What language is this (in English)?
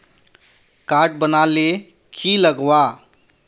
Magahi